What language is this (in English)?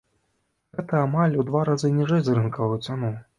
Belarusian